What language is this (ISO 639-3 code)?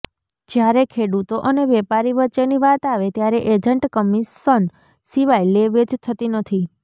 guj